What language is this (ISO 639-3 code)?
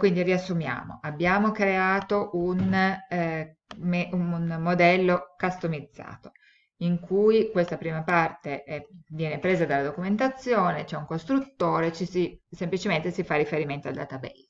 ita